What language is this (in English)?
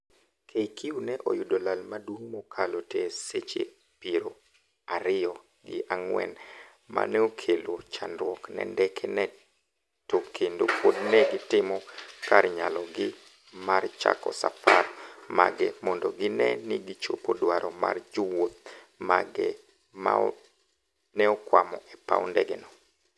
Luo (Kenya and Tanzania)